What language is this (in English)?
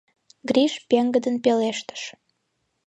Mari